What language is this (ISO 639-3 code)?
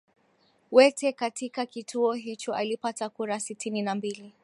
swa